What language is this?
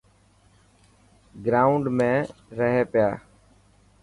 Dhatki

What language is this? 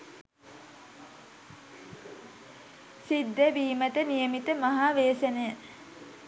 Sinhala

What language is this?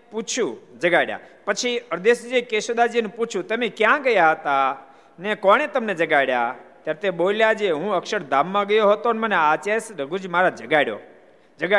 Gujarati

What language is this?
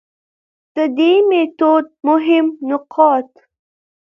Pashto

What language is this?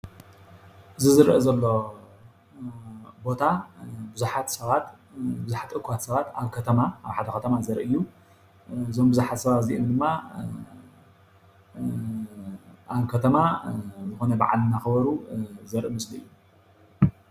Tigrinya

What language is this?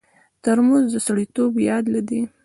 Pashto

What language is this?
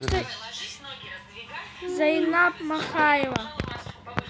Russian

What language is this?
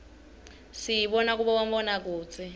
Swati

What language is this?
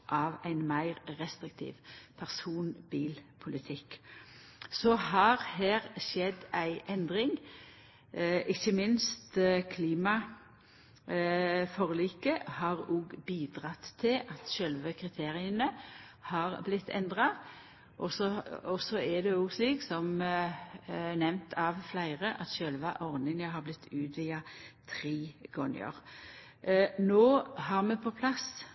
Norwegian Nynorsk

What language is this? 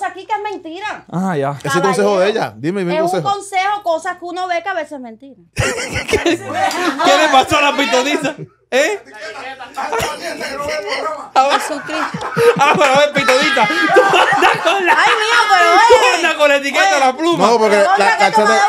Spanish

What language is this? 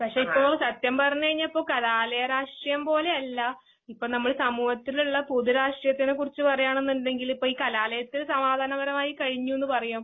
Malayalam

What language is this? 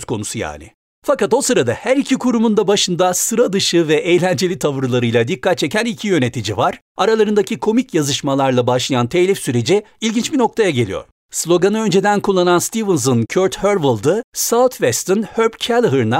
Turkish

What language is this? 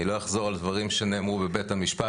Hebrew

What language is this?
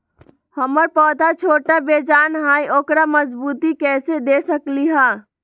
Magahi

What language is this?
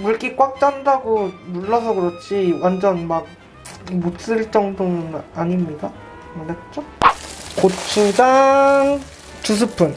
Korean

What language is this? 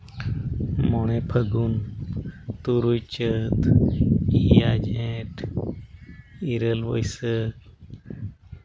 Santali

